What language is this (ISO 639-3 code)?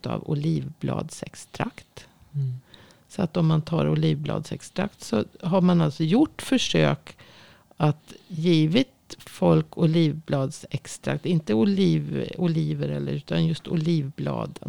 swe